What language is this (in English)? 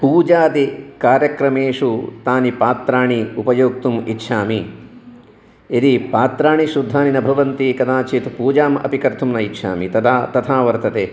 Sanskrit